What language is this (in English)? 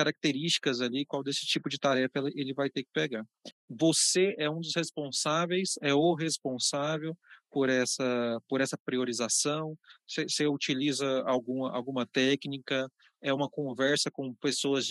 Portuguese